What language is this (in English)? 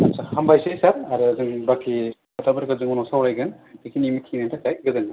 Bodo